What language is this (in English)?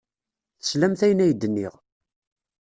Kabyle